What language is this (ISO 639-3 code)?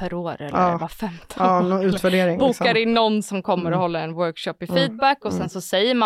swe